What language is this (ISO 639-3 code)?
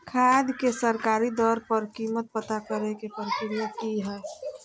mag